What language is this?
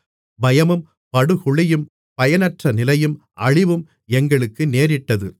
Tamil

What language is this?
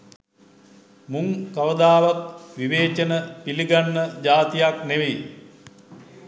Sinhala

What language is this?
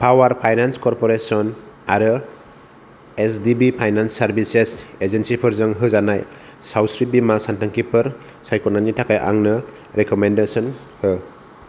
Bodo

